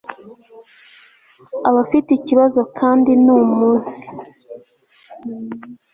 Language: Kinyarwanda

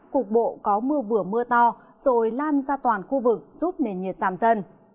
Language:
Vietnamese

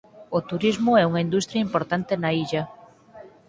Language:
Galician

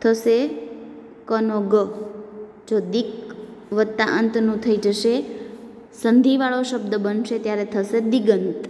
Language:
Gujarati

